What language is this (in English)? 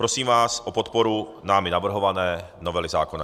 Czech